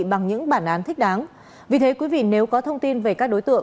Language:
Vietnamese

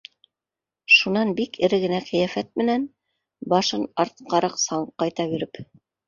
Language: Bashkir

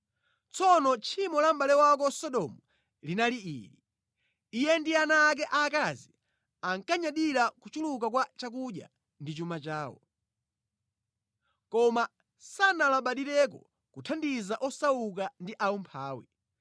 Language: Nyanja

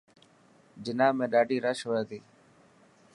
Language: Dhatki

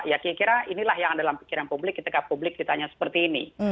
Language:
Indonesian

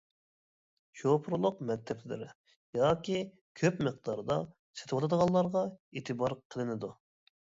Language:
Uyghur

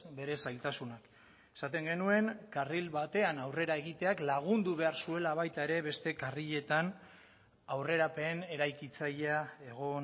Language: Basque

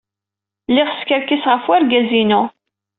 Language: Kabyle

